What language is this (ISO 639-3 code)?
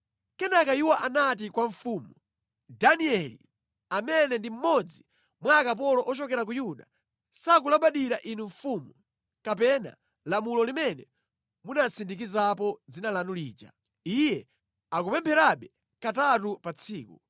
nya